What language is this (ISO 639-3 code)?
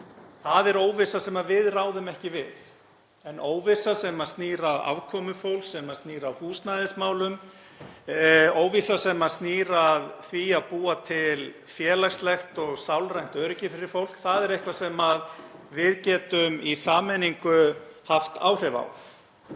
isl